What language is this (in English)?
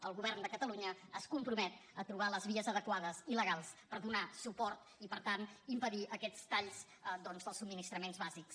Catalan